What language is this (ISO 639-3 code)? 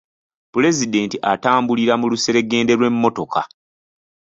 lug